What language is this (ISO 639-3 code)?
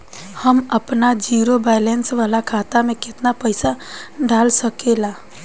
bho